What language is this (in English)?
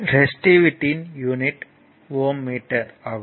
Tamil